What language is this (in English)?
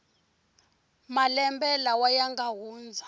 Tsonga